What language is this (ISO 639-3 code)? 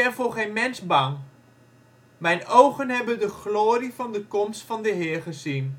nld